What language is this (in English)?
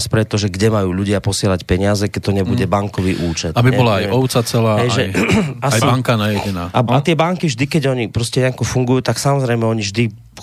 Slovak